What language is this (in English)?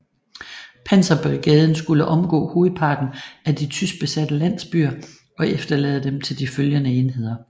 Danish